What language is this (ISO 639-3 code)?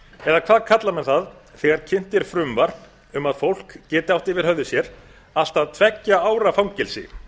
isl